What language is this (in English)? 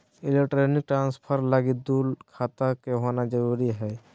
Magahi